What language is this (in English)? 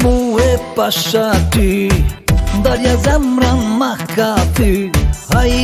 Arabic